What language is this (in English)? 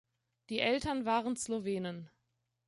German